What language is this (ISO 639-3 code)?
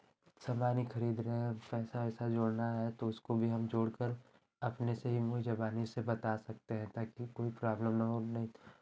hin